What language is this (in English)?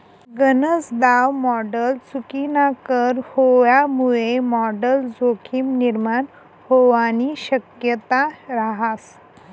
Marathi